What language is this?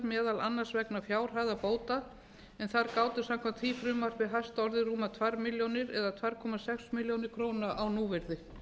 Icelandic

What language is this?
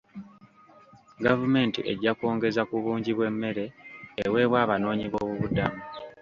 Ganda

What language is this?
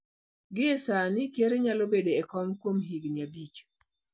Luo (Kenya and Tanzania)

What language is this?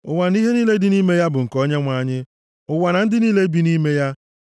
Igbo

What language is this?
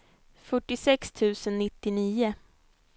Swedish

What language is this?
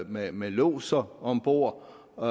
Danish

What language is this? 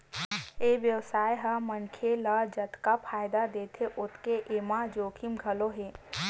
Chhattisgarhi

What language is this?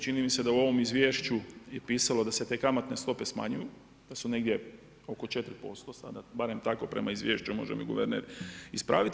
Croatian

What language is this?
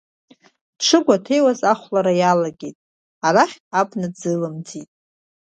Abkhazian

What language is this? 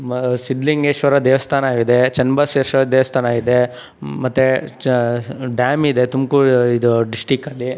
Kannada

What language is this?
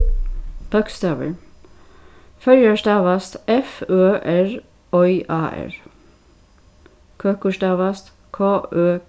Faroese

